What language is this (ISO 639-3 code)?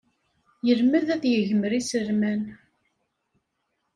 kab